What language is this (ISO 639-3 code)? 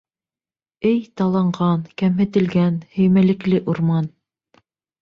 bak